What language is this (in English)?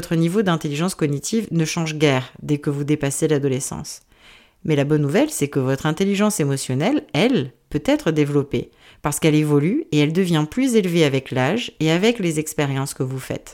French